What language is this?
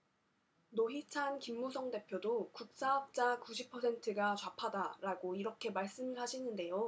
Korean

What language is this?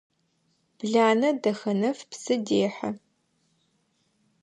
Adyghe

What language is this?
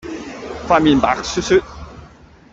Cantonese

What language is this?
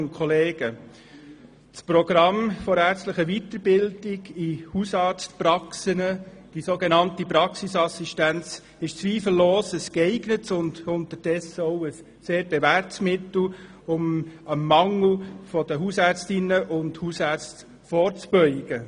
Swiss German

